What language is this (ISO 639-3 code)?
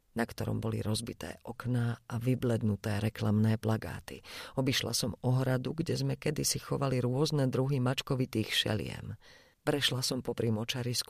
slk